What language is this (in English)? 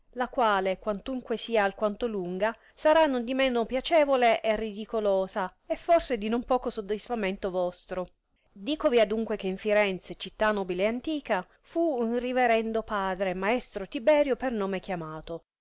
Italian